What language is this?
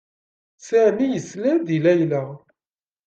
Kabyle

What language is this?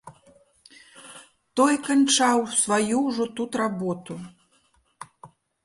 Belarusian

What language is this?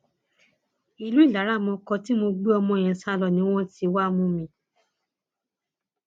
Yoruba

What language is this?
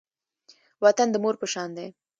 Pashto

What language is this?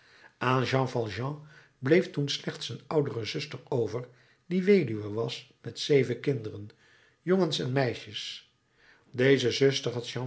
Dutch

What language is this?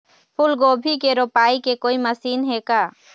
Chhattisgarhi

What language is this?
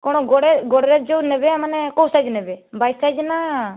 Odia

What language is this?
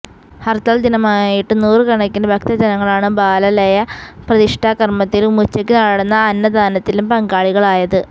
Malayalam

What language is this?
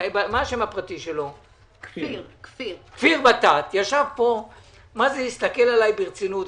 Hebrew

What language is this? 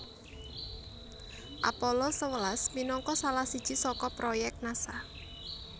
Javanese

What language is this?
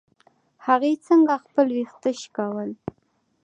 Pashto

